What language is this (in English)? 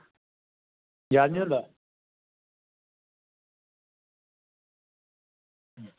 Dogri